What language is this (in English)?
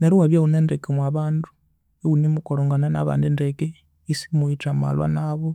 Konzo